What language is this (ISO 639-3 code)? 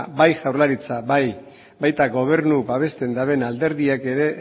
eus